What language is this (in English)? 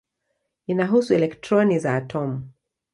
Swahili